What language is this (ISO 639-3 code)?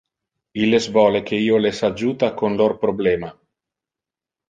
ina